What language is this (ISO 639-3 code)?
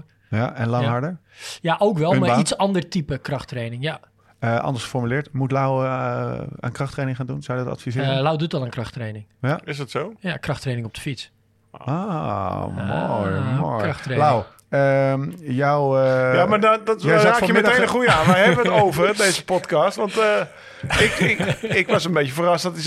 nld